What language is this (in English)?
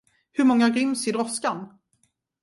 Swedish